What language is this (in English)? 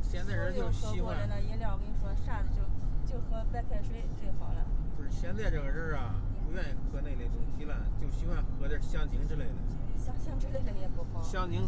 Chinese